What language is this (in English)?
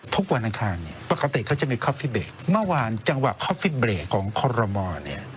Thai